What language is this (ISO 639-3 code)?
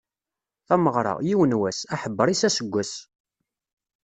kab